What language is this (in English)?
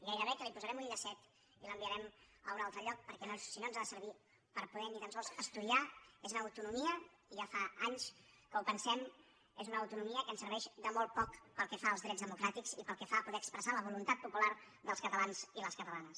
Catalan